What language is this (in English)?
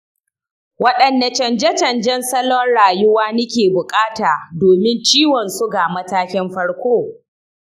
Hausa